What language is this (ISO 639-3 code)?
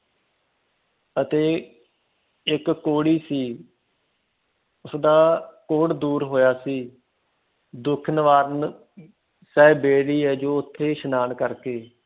pan